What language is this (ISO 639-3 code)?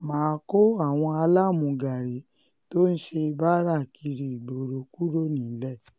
yor